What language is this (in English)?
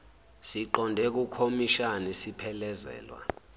Zulu